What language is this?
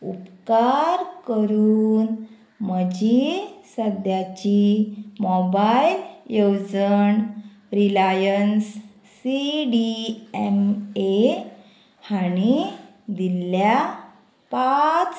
Konkani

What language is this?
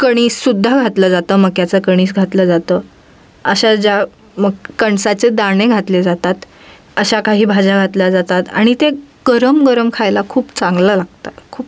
Marathi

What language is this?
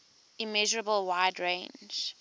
English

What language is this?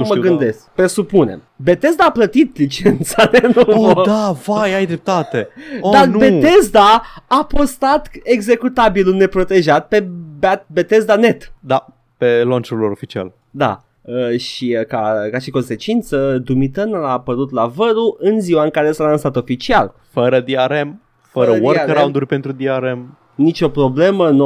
Romanian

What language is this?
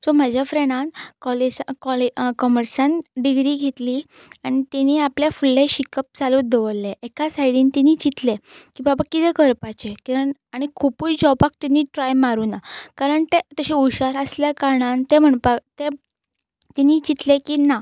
Konkani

